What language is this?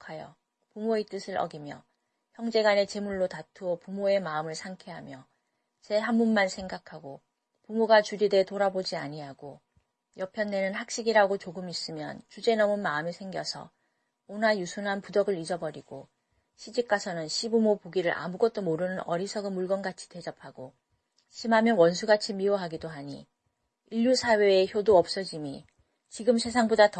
Korean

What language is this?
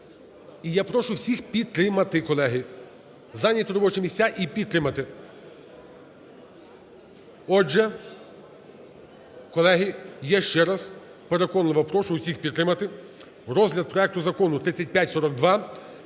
Ukrainian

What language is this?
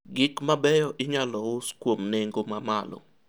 Luo (Kenya and Tanzania)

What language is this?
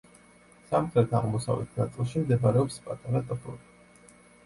Georgian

